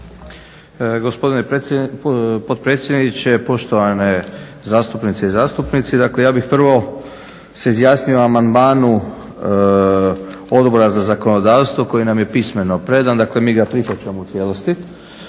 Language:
Croatian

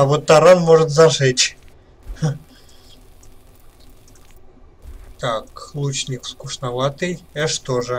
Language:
Russian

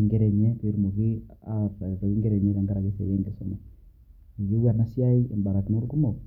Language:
Masai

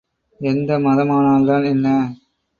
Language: Tamil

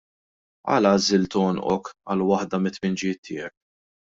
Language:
Maltese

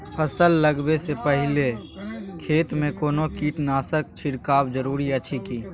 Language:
Maithili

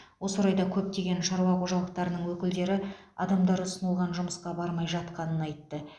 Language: Kazakh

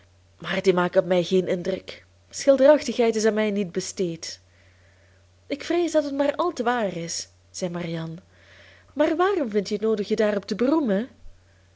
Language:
Dutch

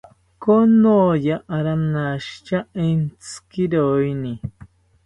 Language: South Ucayali Ashéninka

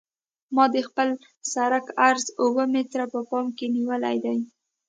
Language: Pashto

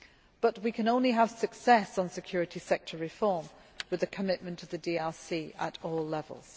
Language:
English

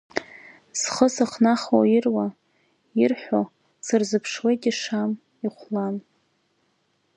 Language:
Abkhazian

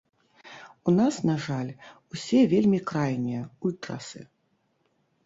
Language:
Belarusian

